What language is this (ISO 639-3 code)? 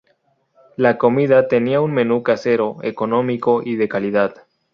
spa